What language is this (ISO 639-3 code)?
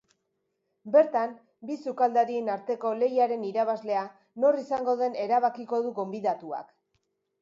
eus